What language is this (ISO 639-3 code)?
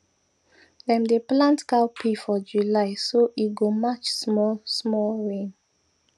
pcm